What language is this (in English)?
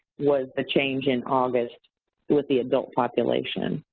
English